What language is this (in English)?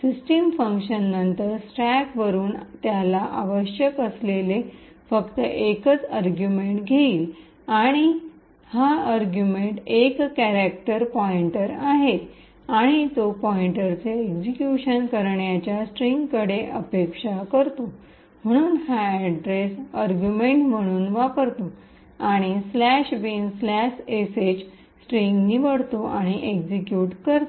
Marathi